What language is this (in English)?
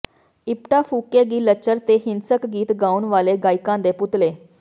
Punjabi